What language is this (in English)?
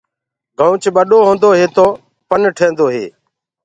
Gurgula